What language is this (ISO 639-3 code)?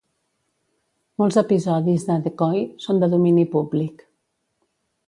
cat